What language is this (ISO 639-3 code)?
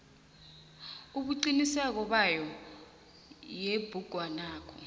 nbl